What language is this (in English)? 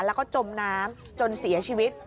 Thai